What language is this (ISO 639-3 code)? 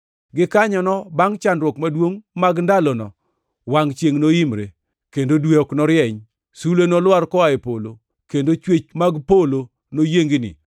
luo